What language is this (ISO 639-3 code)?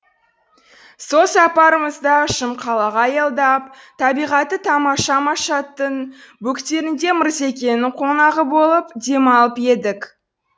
kaz